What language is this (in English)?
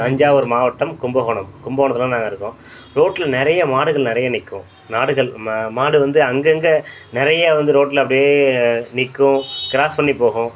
Tamil